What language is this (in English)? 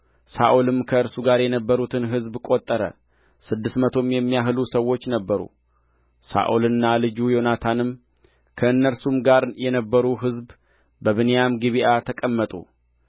Amharic